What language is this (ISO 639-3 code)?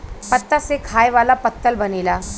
bho